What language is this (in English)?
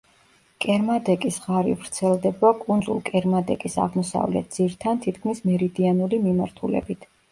Georgian